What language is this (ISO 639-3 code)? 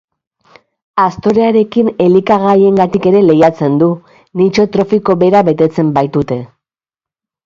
eus